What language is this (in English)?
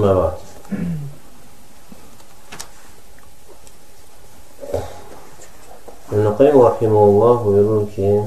Turkish